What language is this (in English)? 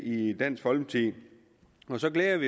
Danish